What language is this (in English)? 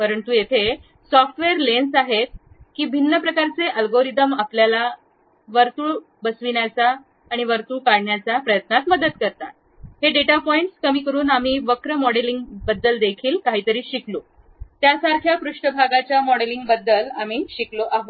Marathi